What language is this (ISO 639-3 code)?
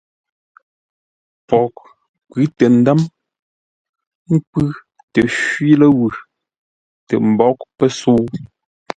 nla